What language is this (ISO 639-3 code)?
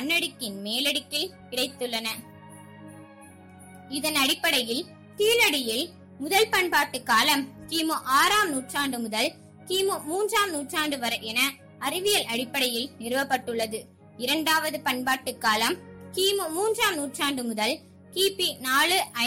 tam